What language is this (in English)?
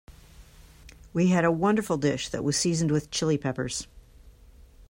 English